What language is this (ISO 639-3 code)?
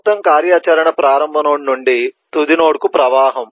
tel